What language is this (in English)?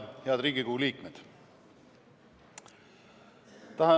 Estonian